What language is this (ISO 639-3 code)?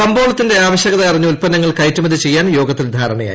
mal